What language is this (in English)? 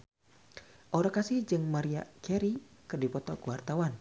Sundanese